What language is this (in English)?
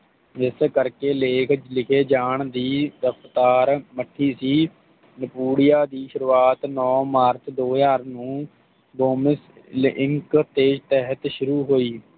Punjabi